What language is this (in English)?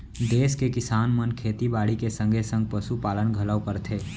Chhattisgarhi